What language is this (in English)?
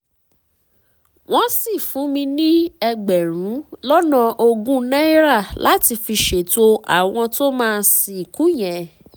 Yoruba